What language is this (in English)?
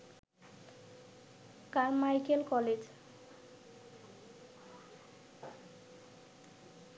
Bangla